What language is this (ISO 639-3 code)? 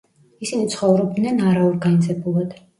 kat